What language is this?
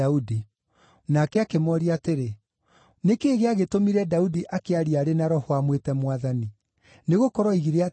Kikuyu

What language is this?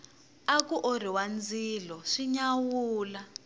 Tsonga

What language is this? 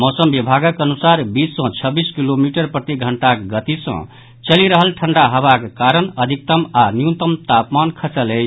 Maithili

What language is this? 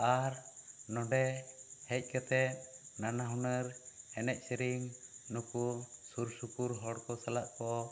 Santali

